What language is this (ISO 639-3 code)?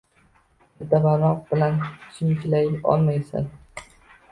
uzb